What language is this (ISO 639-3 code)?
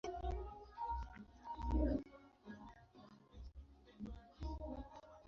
swa